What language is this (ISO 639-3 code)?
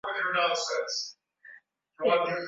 swa